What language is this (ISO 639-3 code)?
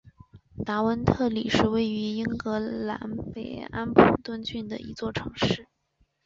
zho